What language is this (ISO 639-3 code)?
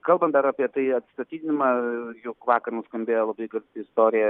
lit